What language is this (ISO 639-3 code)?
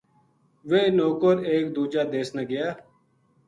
gju